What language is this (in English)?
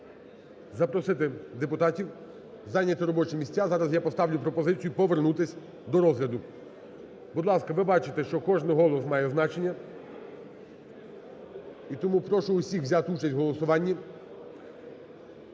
Ukrainian